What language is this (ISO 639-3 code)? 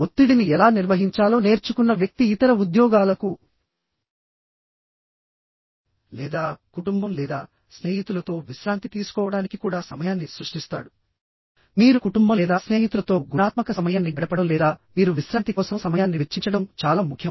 tel